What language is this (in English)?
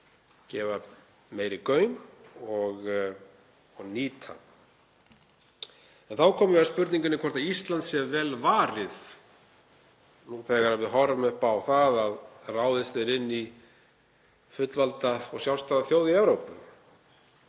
Icelandic